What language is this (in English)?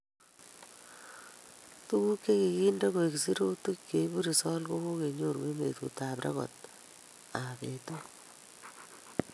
Kalenjin